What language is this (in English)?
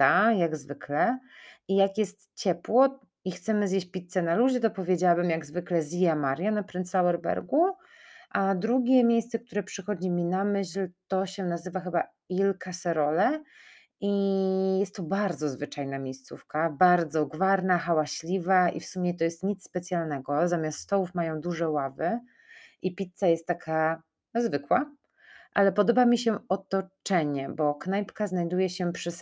Polish